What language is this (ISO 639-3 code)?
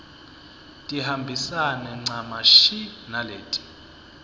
ssw